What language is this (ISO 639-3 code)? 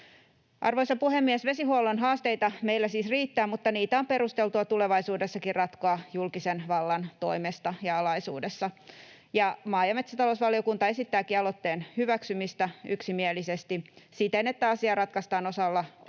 fin